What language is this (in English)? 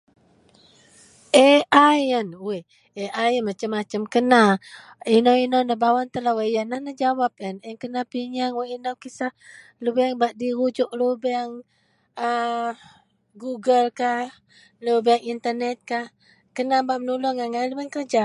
Central Melanau